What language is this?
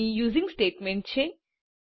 Gujarati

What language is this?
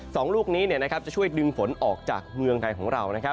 Thai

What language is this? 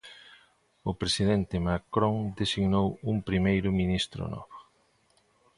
Galician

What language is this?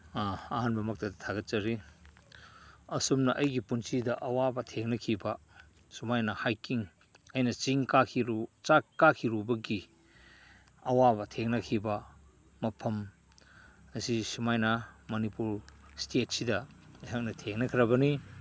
Manipuri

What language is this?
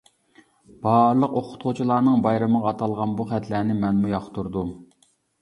Uyghur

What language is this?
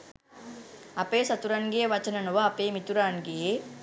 Sinhala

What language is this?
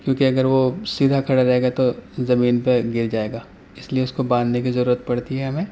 Urdu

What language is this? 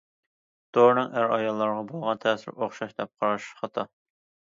Uyghur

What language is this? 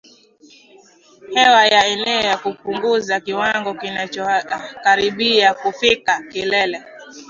Swahili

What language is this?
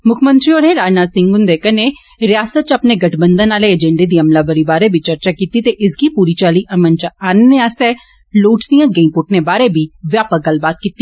Dogri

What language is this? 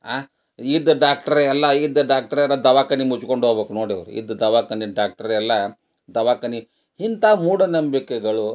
Kannada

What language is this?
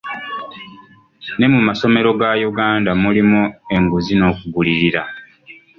Ganda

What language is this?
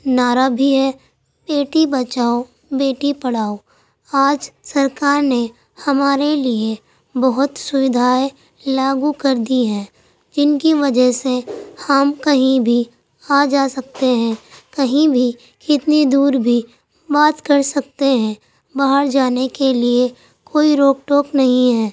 Urdu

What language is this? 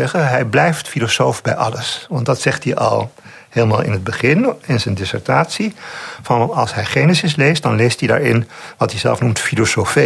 Dutch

